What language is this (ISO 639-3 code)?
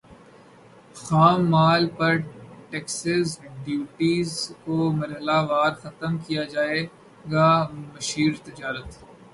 urd